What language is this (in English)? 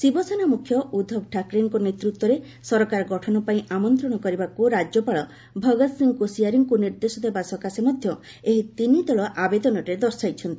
Odia